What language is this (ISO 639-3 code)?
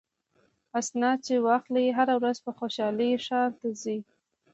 pus